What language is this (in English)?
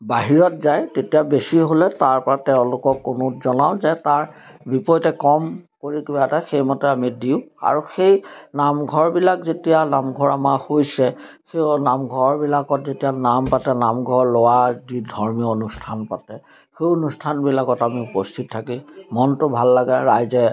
Assamese